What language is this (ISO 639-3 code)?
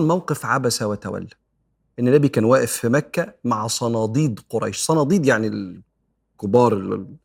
ara